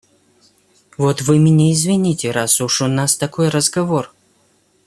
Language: Russian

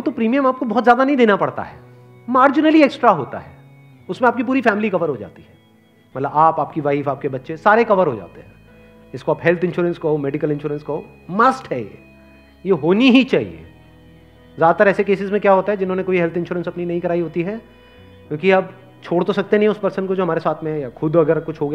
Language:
Hindi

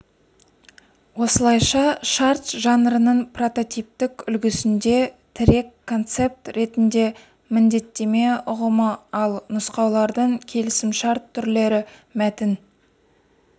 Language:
Kazakh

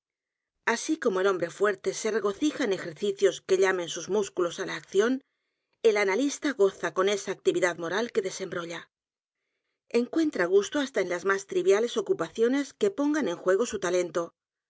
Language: Spanish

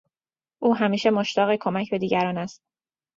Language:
Persian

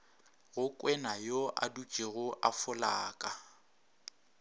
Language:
Northern Sotho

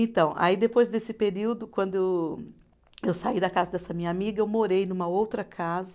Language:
Portuguese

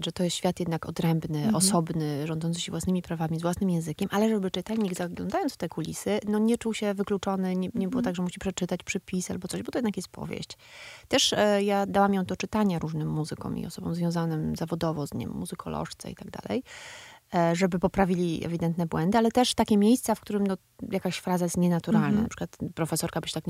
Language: Polish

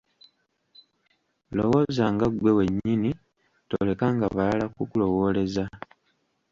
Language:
Ganda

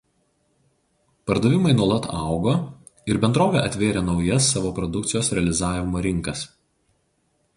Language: Lithuanian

